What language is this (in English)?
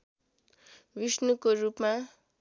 Nepali